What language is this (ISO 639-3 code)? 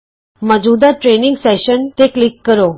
pan